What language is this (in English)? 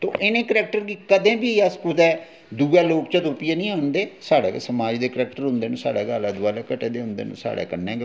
Dogri